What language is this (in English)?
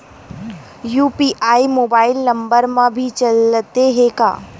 Chhattisgarhi